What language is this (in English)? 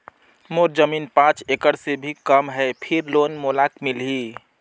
Chhattisgarhi